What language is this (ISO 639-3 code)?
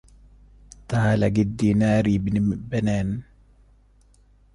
ara